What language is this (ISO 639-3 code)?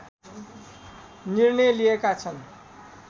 nep